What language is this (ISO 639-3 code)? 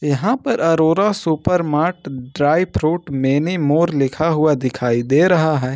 hin